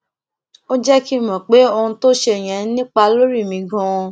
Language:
Yoruba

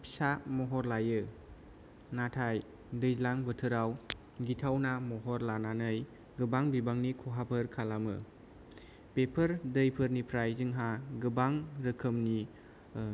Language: Bodo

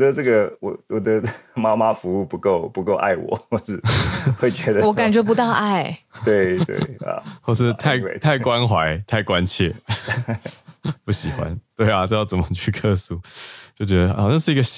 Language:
Chinese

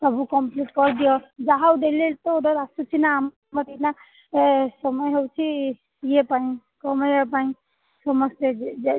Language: Odia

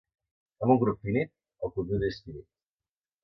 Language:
Catalan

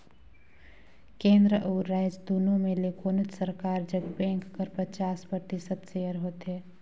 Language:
Chhattisgarhi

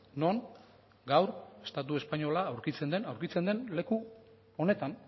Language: Basque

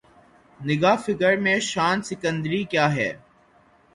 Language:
Urdu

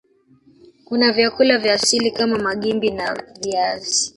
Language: Swahili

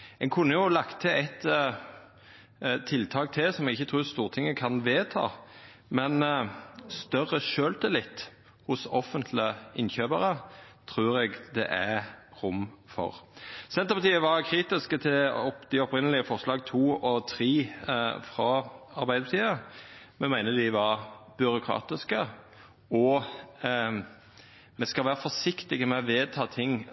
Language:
Norwegian Nynorsk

